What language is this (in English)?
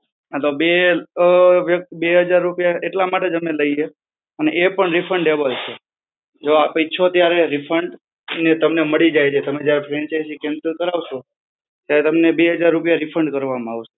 Gujarati